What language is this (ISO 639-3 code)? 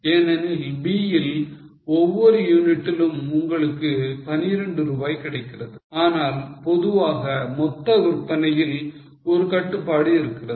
tam